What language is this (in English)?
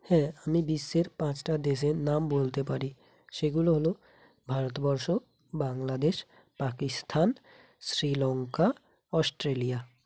Bangla